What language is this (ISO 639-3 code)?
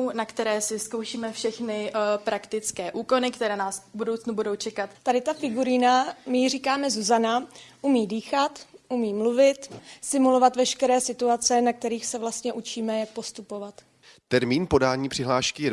ces